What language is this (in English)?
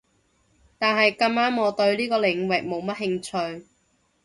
Cantonese